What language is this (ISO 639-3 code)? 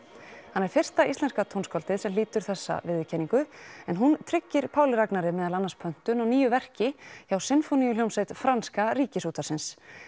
isl